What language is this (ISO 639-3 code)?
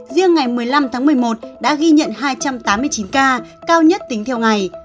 vie